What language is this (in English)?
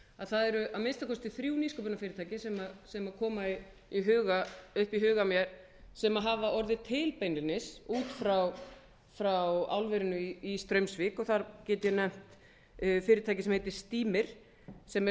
Icelandic